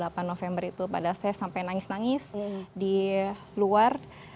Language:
Indonesian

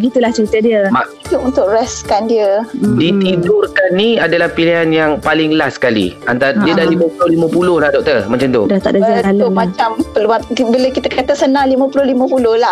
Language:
Malay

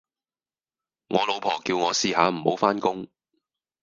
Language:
Cantonese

